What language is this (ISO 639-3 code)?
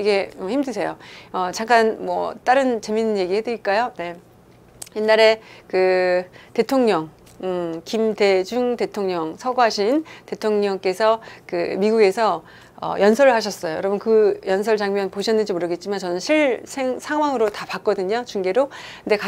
kor